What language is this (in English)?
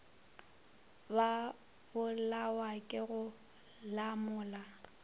Northern Sotho